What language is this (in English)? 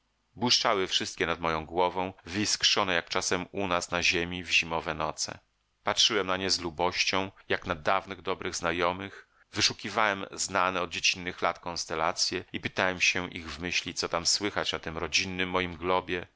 Polish